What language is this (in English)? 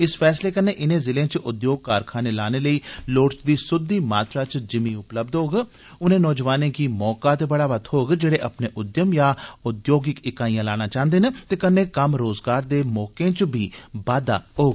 Dogri